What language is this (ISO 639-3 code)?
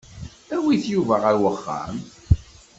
kab